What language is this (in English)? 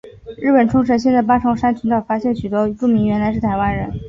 Chinese